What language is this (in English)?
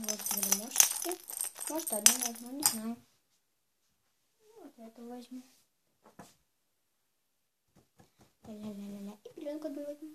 Russian